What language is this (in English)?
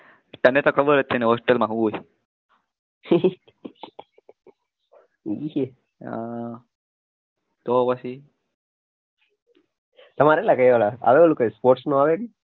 Gujarati